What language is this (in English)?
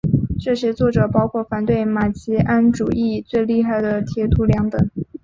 Chinese